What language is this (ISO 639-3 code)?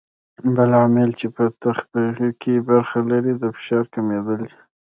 pus